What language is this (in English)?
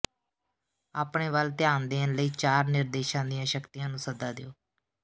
Punjabi